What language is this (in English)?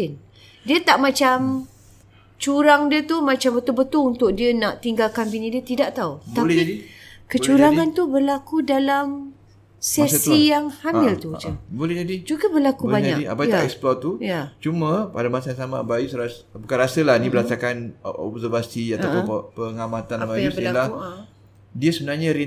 Malay